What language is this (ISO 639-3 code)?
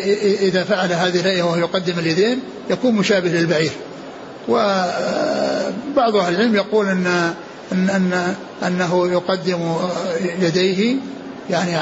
ara